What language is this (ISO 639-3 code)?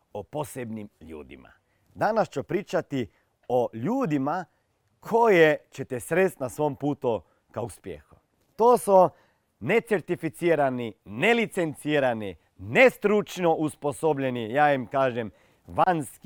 hrv